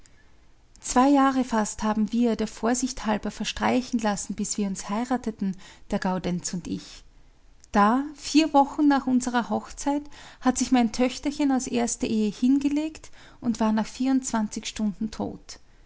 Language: German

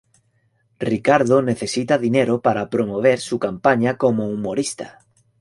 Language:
Spanish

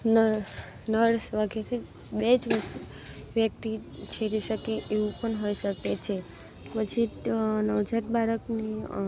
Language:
Gujarati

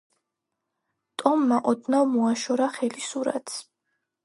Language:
Georgian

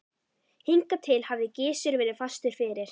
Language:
Icelandic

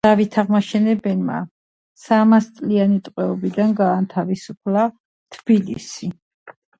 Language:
Georgian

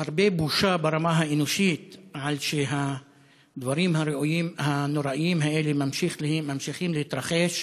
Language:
Hebrew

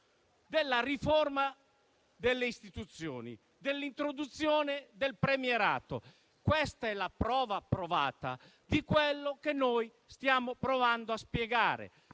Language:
Italian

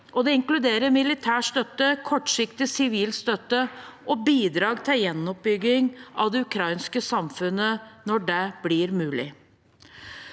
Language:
Norwegian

